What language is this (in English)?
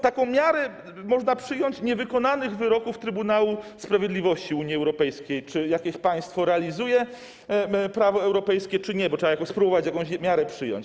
Polish